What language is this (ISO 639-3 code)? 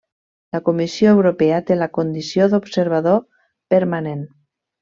cat